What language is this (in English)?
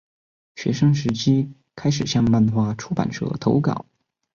Chinese